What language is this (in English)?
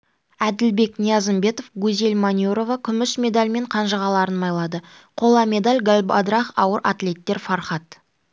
Kazakh